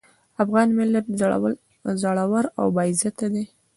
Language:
Pashto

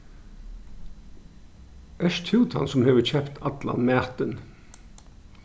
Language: Faroese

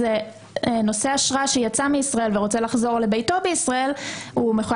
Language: Hebrew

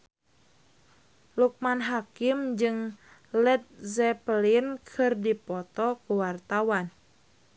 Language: Sundanese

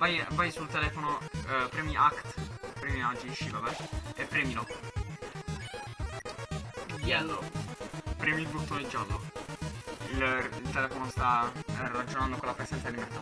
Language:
Italian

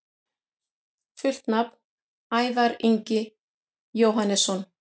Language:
Icelandic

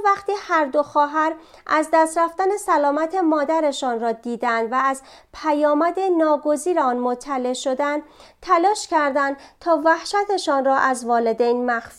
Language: Persian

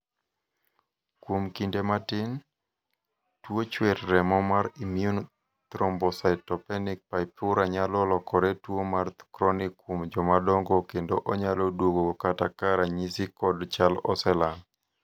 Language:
Luo (Kenya and Tanzania)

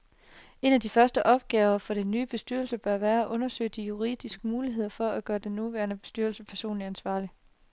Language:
Danish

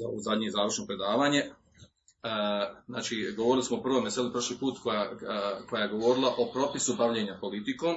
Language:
Croatian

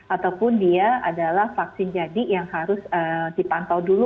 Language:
Indonesian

